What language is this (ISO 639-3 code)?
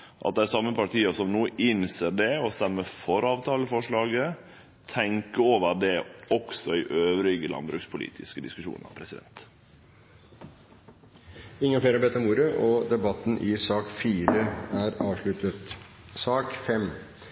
nor